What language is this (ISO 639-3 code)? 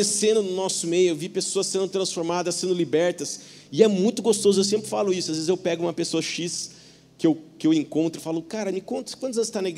por